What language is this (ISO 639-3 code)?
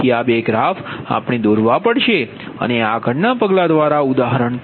guj